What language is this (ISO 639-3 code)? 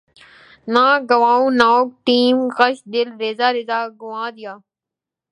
urd